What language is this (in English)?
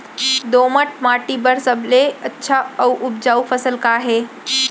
Chhattisgarhi